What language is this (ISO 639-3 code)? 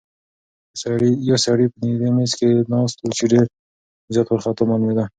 pus